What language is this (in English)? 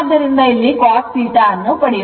Kannada